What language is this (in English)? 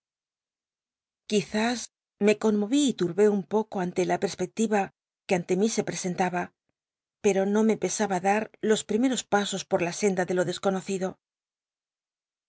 Spanish